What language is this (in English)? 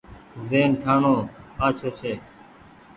Goaria